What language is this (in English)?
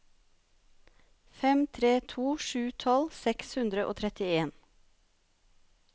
Norwegian